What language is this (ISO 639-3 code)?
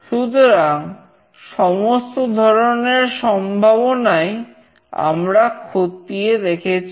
ben